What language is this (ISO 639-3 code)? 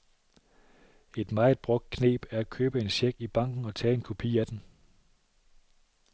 dan